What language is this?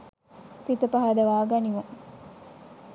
Sinhala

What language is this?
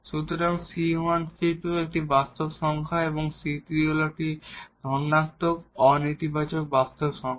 Bangla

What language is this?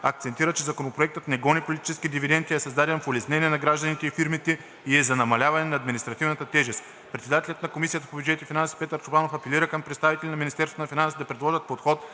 Bulgarian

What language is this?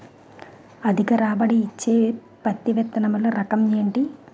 Telugu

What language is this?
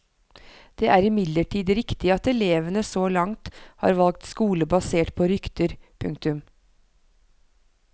Norwegian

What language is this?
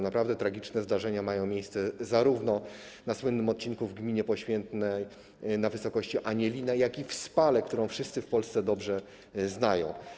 Polish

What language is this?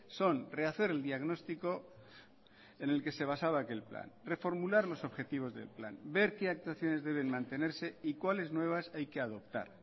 Spanish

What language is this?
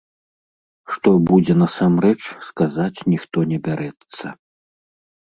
Belarusian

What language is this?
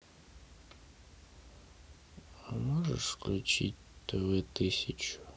Russian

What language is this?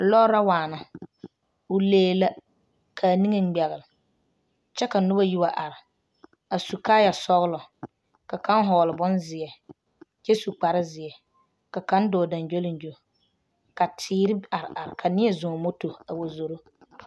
Southern Dagaare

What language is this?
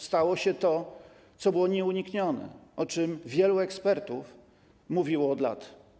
Polish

